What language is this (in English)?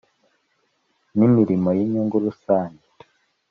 Kinyarwanda